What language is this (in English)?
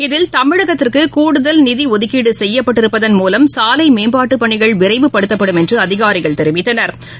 Tamil